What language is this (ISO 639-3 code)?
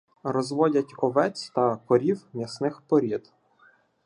ukr